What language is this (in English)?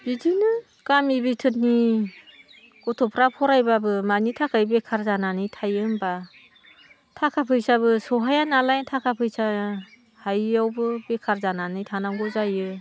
Bodo